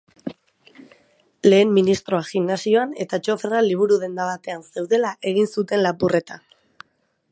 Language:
Basque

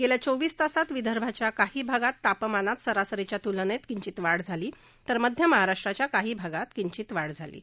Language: Marathi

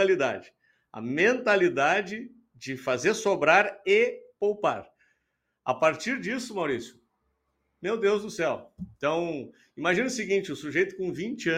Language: Portuguese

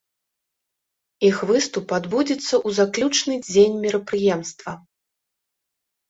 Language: Belarusian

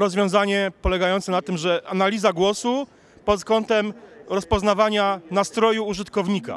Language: Polish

